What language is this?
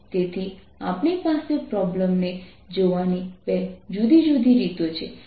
Gujarati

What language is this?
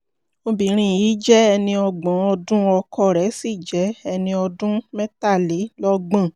Yoruba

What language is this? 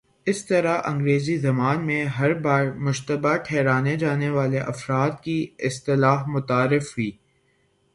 Urdu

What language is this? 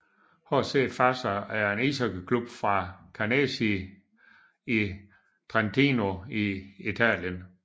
Danish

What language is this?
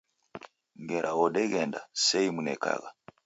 Taita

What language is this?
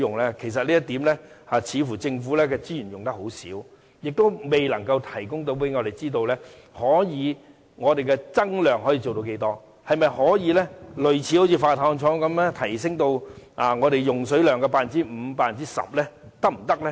Cantonese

